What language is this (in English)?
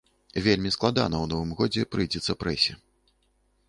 Belarusian